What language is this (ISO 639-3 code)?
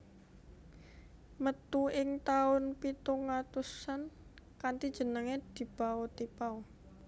jav